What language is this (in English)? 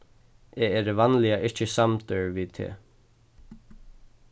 Faroese